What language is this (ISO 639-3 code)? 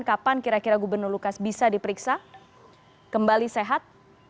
ind